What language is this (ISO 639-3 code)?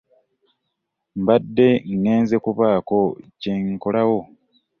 lug